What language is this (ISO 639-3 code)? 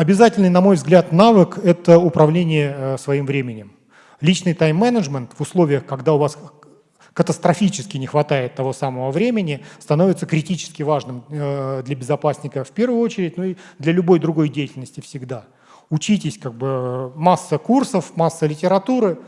rus